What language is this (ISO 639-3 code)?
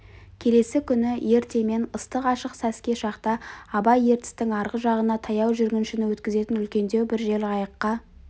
kaz